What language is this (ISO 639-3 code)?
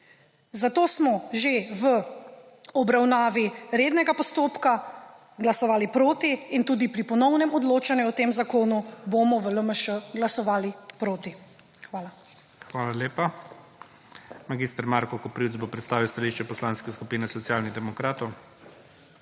slv